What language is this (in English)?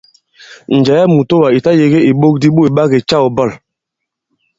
Bankon